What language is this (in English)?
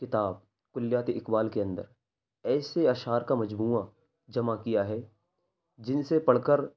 Urdu